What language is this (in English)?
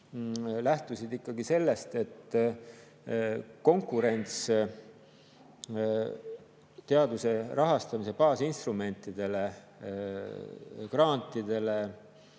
Estonian